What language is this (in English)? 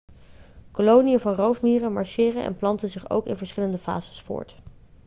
Dutch